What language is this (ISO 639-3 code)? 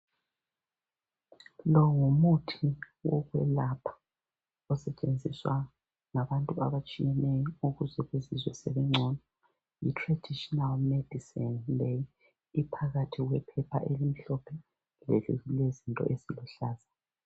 nde